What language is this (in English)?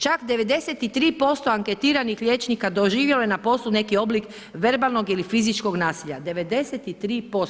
Croatian